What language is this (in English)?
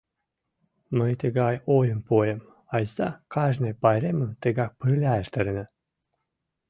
Mari